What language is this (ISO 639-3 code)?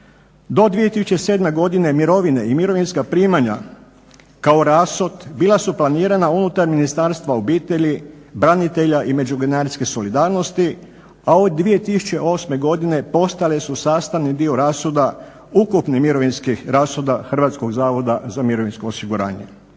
hrv